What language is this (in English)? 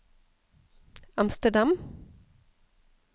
Norwegian